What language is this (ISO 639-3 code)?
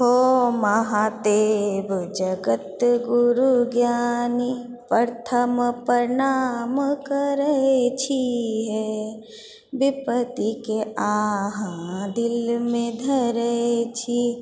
mai